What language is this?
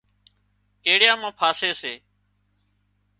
Wadiyara Koli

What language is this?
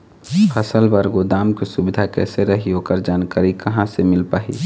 Chhattisgarhi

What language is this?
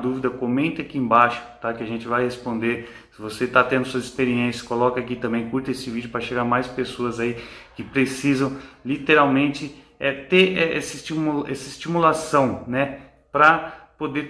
Portuguese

